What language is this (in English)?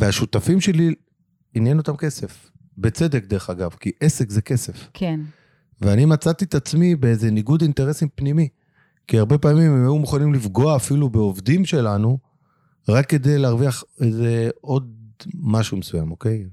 Hebrew